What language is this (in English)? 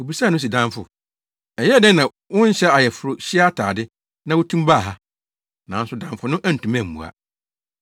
Akan